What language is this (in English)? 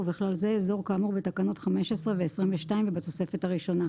Hebrew